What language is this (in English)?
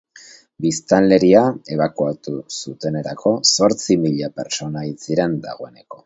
Basque